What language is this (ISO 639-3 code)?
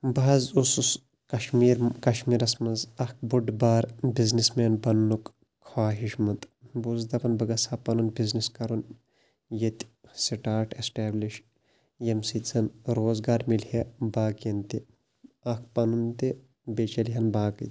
kas